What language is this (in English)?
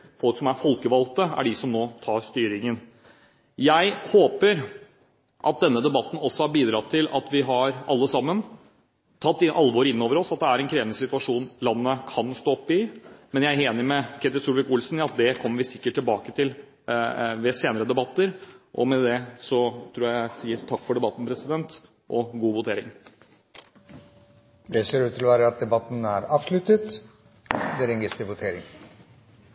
Norwegian